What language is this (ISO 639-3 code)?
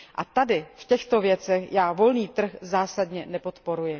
ces